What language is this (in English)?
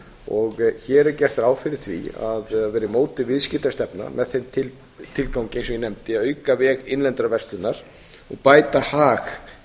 Icelandic